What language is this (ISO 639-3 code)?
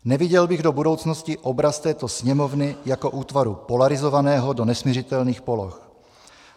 ces